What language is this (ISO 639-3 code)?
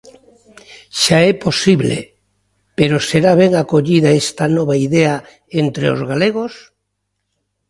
glg